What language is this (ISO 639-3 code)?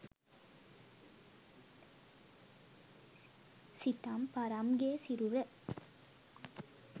sin